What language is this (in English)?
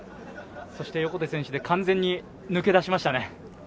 Japanese